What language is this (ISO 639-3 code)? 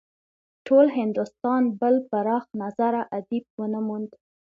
pus